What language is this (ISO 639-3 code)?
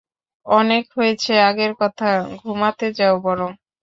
ben